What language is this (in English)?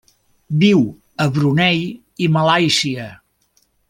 Catalan